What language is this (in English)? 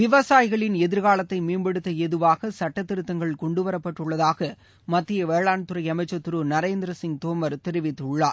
Tamil